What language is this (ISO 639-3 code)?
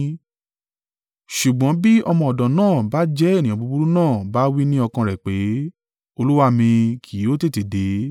yor